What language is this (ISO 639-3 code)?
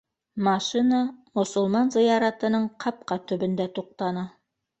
bak